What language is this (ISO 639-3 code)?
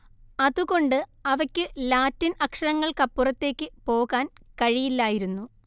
mal